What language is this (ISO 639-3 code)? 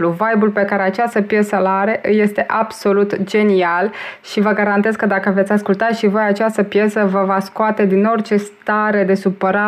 ron